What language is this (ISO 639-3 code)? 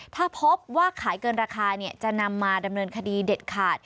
tha